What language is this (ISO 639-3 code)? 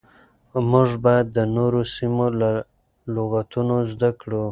pus